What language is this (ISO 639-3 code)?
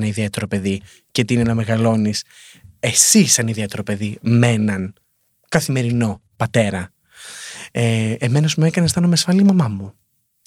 ell